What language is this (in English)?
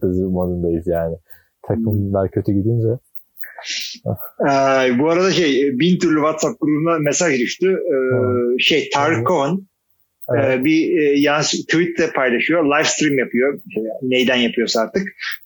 Turkish